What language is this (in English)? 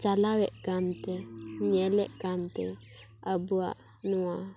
Santali